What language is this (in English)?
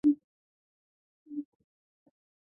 Chinese